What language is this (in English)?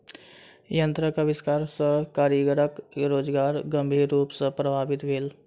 Maithili